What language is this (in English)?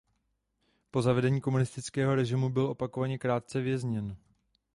Czech